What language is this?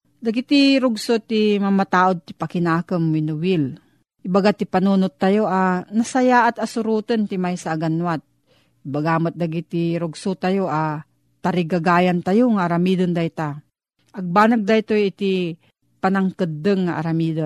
Filipino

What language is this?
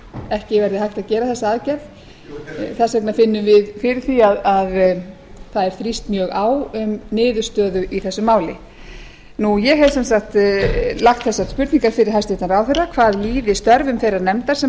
Icelandic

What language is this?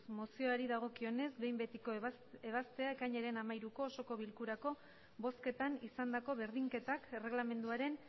Basque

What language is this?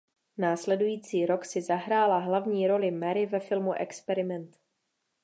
Czech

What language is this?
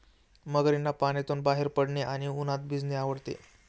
Marathi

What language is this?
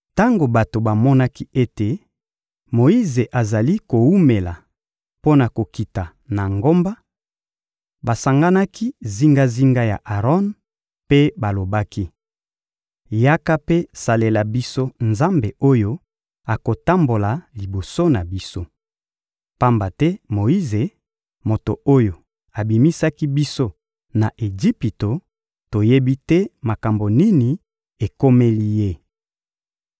Lingala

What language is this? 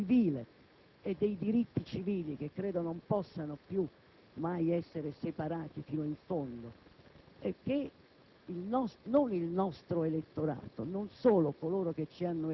Italian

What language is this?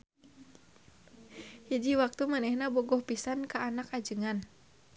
Sundanese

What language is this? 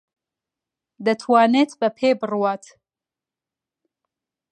Central Kurdish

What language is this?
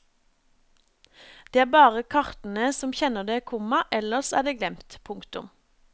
Norwegian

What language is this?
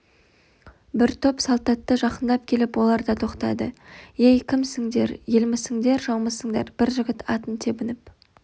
Kazakh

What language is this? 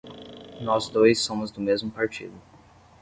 Portuguese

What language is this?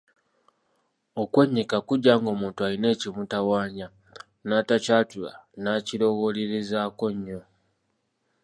Ganda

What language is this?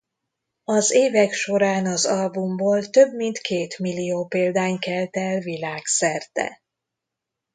Hungarian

